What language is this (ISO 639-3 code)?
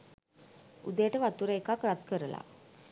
sin